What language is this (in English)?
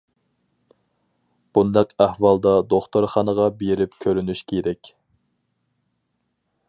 Uyghur